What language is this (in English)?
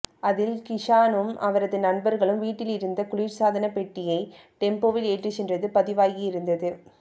Tamil